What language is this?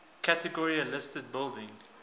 English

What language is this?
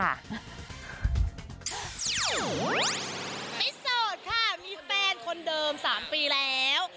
Thai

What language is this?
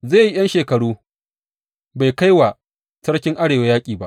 Hausa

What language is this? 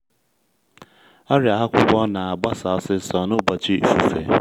Igbo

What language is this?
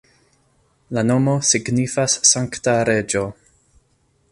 Esperanto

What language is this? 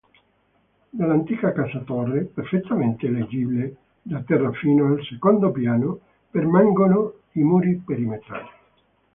Italian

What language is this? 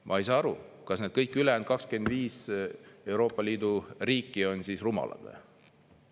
Estonian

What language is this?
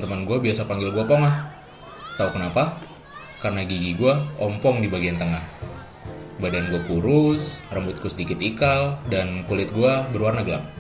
Indonesian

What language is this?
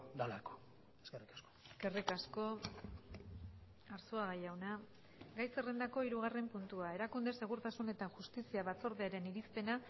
Basque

